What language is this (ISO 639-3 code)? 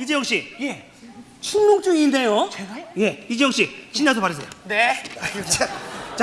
kor